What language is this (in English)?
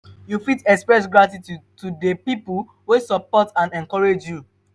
Nigerian Pidgin